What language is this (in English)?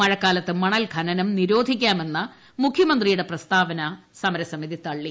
Malayalam